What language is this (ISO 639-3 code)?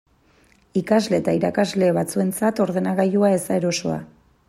eus